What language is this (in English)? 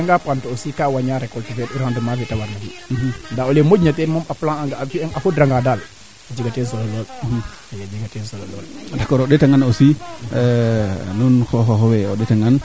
Serer